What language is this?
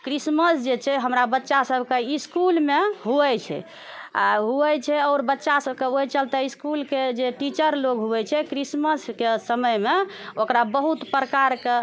Maithili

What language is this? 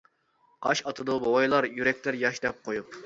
Uyghur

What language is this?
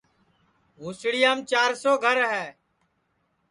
Sansi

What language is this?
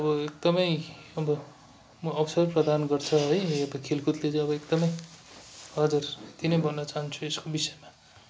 Nepali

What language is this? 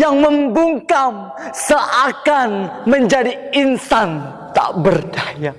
Indonesian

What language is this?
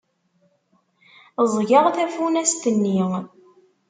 Kabyle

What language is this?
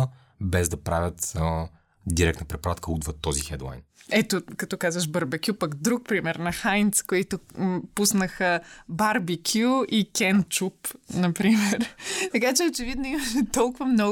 Bulgarian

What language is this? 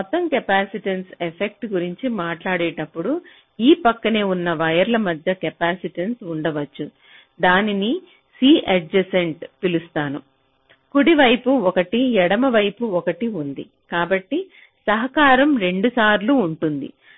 Telugu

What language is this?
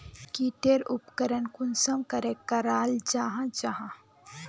Magahi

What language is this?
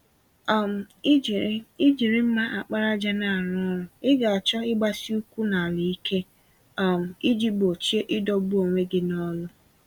Igbo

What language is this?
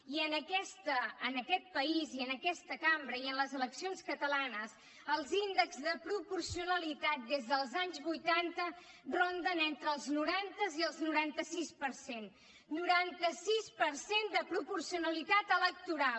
Catalan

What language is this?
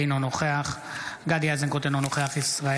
Hebrew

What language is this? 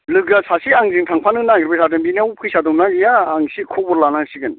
Bodo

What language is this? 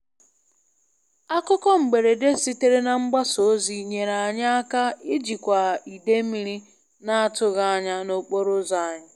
Igbo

